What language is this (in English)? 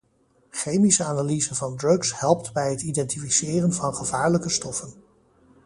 Dutch